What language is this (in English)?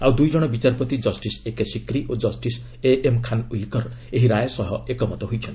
Odia